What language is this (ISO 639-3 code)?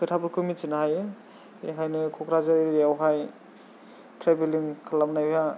brx